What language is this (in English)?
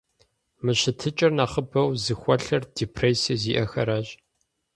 Kabardian